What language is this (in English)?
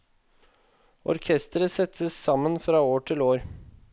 Norwegian